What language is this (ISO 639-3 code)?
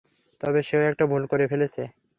ben